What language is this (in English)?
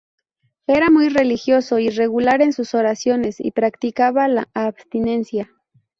Spanish